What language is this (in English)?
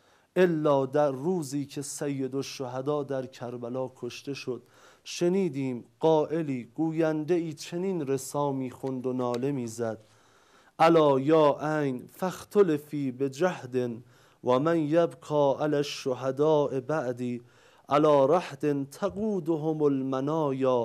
Persian